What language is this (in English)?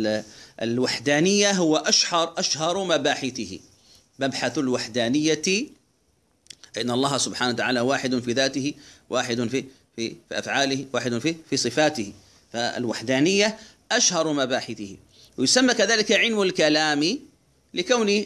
Arabic